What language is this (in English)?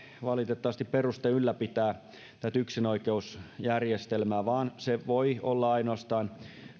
Finnish